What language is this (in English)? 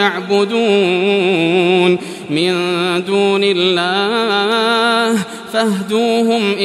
Arabic